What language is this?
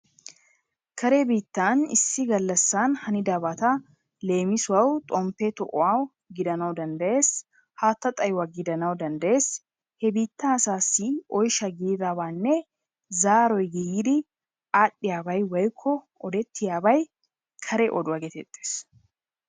Wolaytta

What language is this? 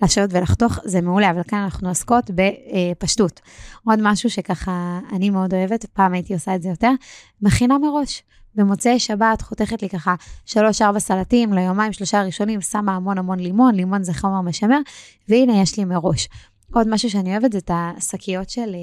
Hebrew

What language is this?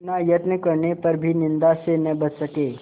Hindi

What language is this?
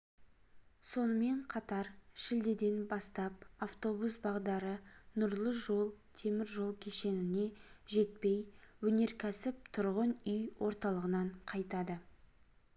Kazakh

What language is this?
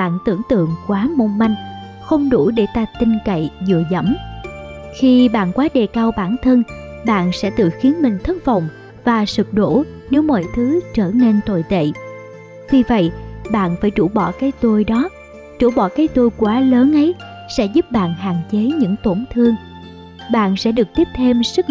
Vietnamese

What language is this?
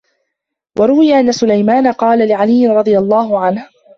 Arabic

